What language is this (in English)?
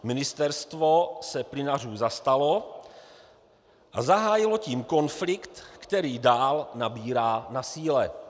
Czech